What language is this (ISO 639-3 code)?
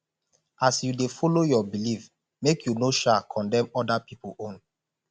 pcm